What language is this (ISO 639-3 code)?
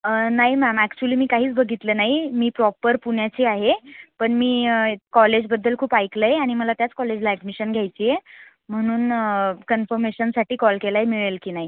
mar